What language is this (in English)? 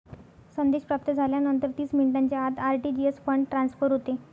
Marathi